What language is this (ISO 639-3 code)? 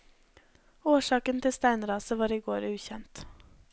nor